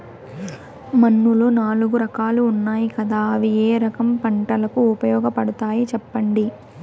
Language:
Telugu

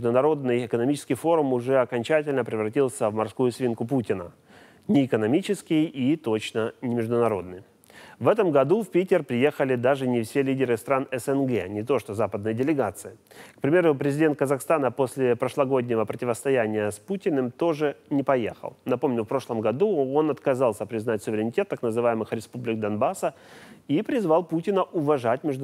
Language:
Russian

